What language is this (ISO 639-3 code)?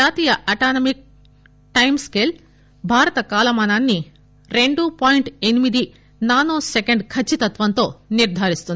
tel